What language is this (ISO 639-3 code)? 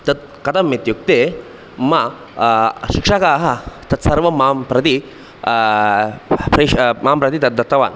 san